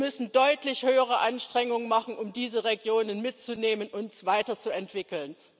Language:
German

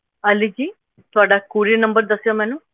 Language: Punjabi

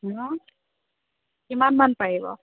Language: Assamese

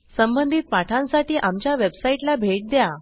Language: Marathi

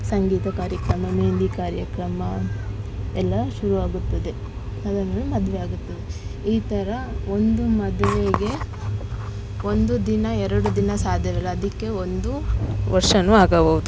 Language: Kannada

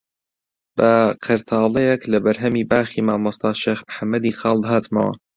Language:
Central Kurdish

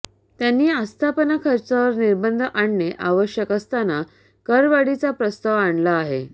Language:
Marathi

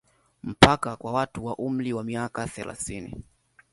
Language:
Swahili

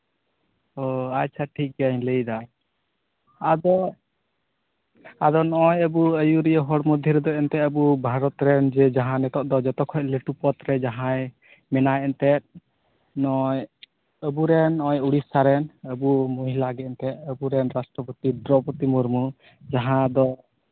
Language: Santali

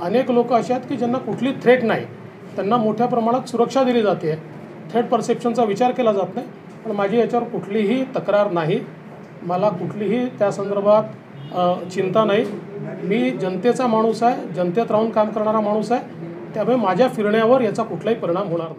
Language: Hindi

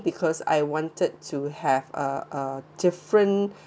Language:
English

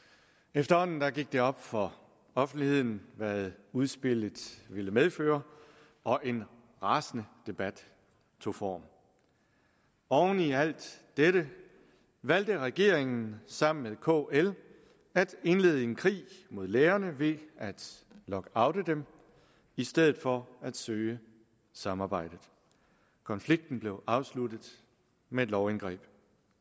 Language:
Danish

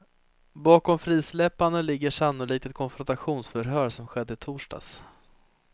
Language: Swedish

